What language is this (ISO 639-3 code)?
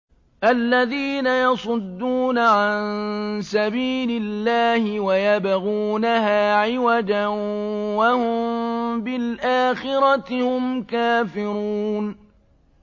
ara